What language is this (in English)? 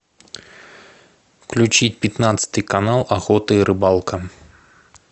Russian